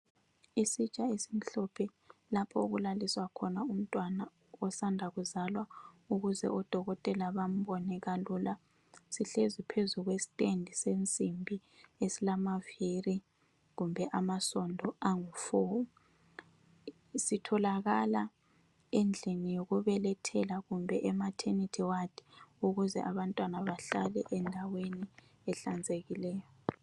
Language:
North Ndebele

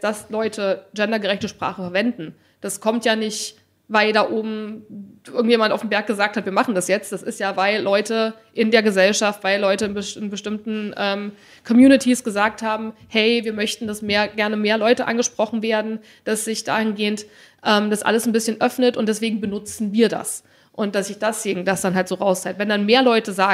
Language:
German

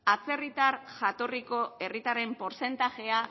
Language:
Basque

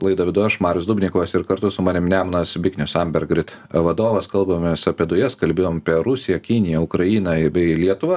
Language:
Lithuanian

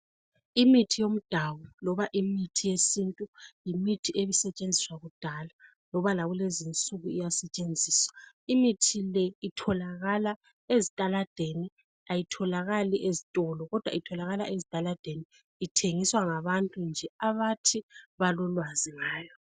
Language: North Ndebele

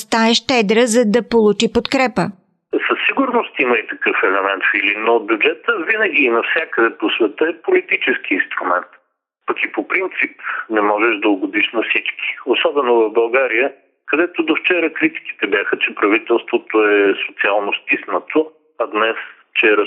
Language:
Bulgarian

